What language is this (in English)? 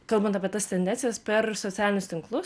Lithuanian